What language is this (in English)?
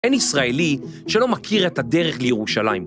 Hebrew